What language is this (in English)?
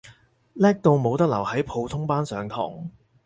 Cantonese